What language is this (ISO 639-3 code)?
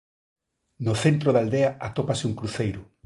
glg